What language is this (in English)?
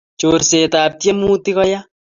Kalenjin